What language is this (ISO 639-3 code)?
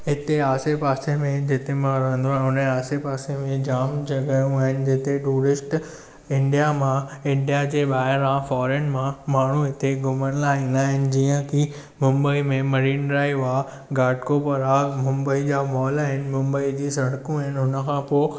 snd